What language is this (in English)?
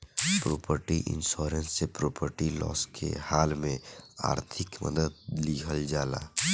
Bhojpuri